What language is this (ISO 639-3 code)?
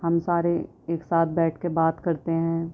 urd